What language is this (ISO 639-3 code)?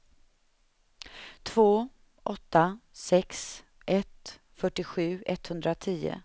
swe